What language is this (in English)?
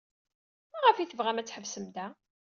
Kabyle